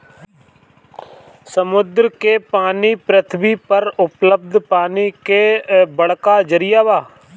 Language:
Bhojpuri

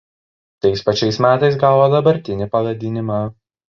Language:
Lithuanian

